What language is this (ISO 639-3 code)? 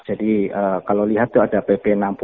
ind